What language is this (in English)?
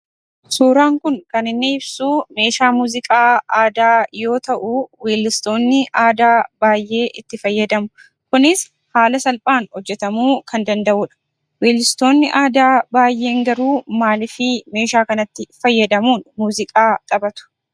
Oromo